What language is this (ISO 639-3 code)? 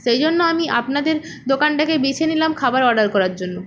ben